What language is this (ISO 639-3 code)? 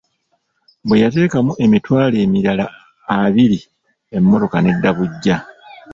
lug